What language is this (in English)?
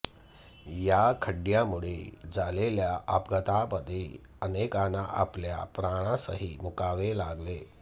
Marathi